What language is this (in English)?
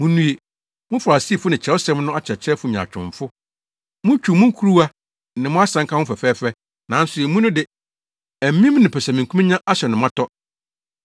Akan